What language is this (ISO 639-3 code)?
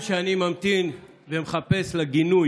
heb